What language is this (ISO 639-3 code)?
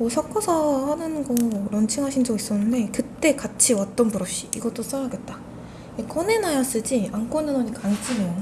kor